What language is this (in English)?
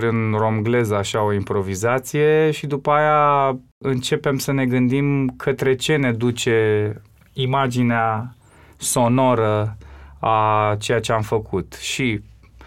Romanian